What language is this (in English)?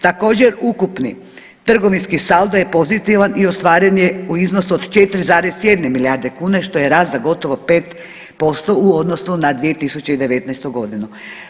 Croatian